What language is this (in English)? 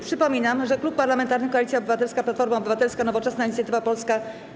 Polish